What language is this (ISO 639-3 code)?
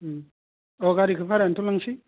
brx